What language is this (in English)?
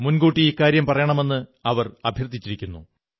Malayalam